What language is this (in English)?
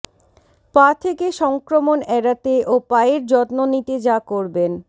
Bangla